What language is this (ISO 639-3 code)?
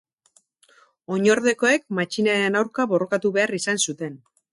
eus